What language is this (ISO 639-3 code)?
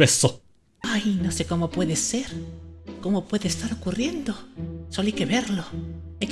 spa